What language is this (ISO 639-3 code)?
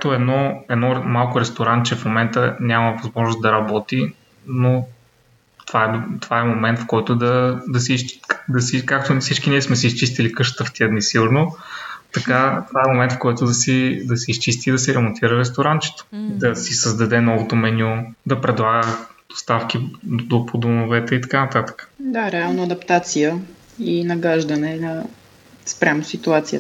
bul